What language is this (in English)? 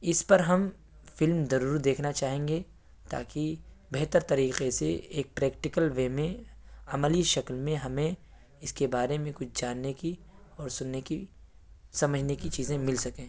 Urdu